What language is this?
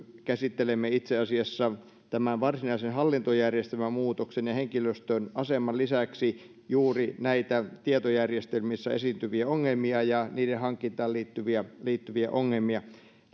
Finnish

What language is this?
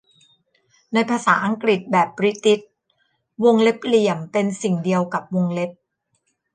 Thai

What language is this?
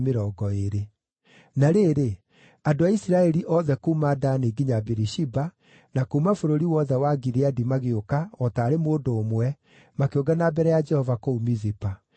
Kikuyu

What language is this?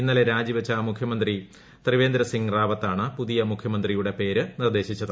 Malayalam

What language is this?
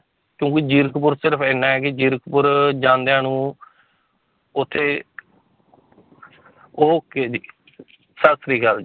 Punjabi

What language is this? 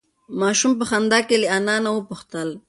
Pashto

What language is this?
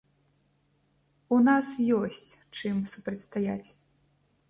Belarusian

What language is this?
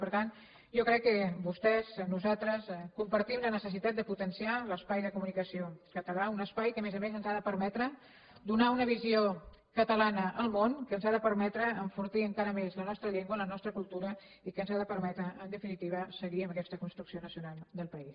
Catalan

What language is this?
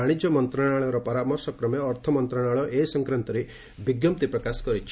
Odia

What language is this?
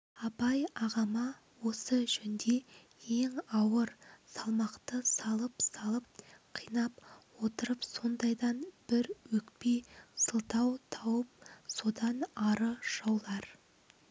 Kazakh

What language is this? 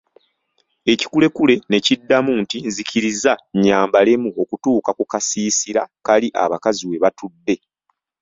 Ganda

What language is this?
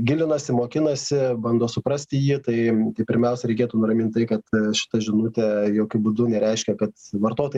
Lithuanian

